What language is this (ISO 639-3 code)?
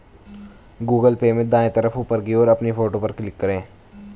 hin